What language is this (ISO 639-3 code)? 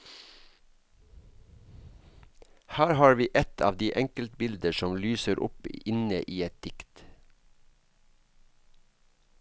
nor